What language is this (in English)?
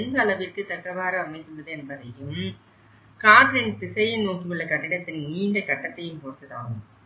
Tamil